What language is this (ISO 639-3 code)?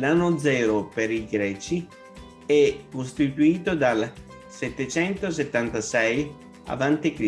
ita